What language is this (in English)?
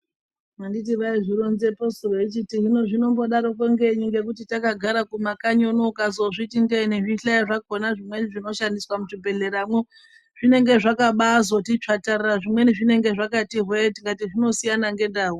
Ndau